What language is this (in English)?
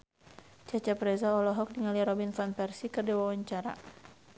Sundanese